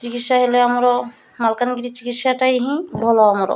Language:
Odia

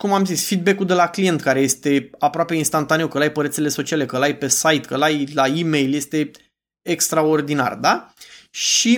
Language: Romanian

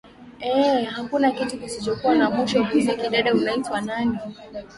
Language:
Swahili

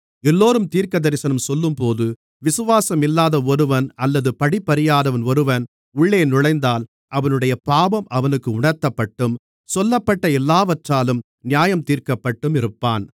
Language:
Tamil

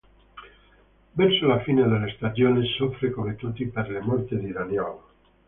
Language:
Italian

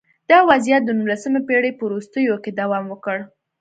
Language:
Pashto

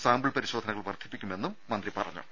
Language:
Malayalam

